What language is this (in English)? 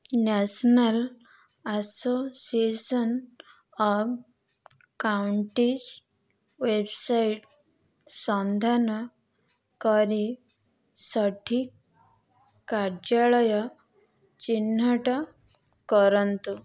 Odia